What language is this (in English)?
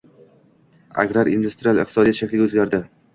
Uzbek